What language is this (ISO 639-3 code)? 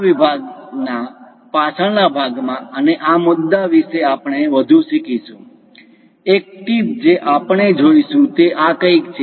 guj